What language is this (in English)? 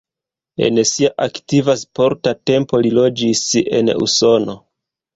Esperanto